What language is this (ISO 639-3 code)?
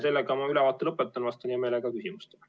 est